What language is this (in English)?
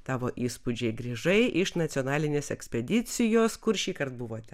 Lithuanian